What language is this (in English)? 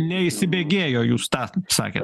Lithuanian